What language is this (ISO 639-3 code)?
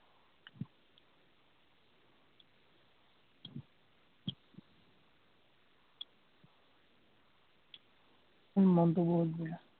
asm